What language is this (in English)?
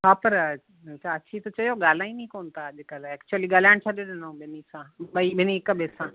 Sindhi